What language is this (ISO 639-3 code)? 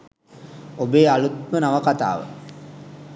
sin